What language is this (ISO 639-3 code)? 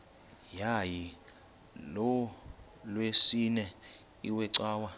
xho